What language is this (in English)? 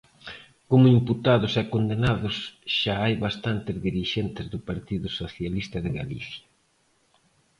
Galician